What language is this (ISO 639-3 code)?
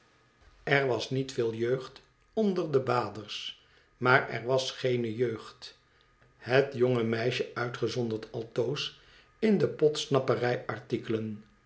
nld